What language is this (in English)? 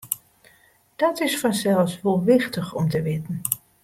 Western Frisian